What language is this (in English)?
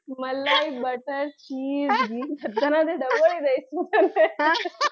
Gujarati